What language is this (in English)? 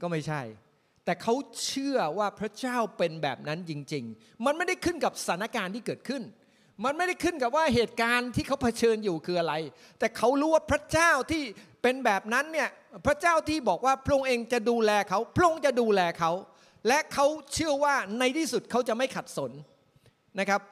Thai